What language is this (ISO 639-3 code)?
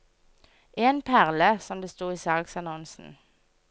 nor